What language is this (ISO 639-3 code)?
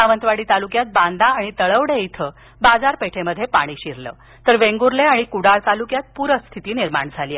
mar